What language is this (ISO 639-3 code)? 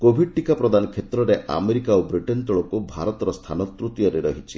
ori